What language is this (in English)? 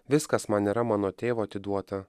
Lithuanian